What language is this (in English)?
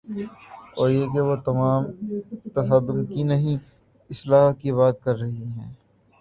Urdu